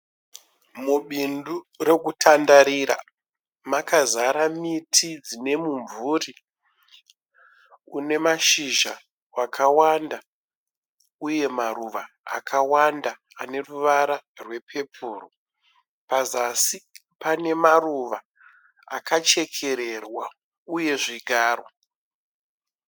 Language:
Shona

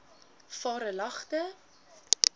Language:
Afrikaans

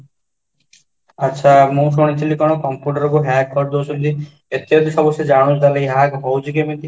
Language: Odia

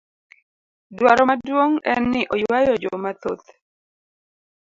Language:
Luo (Kenya and Tanzania)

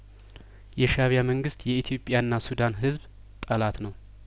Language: Amharic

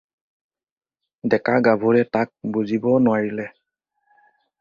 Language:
Assamese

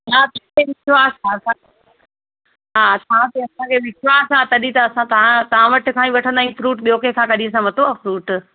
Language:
Sindhi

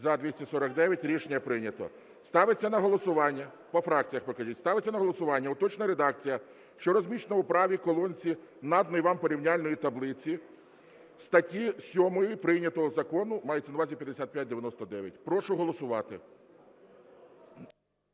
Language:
Ukrainian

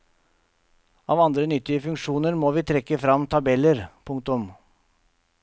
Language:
Norwegian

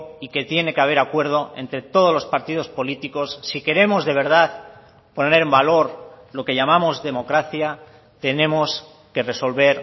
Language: Spanish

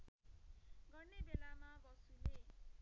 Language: Nepali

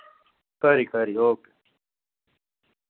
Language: Dogri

